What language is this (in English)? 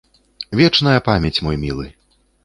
Belarusian